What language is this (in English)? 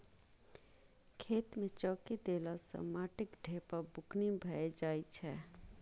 Maithili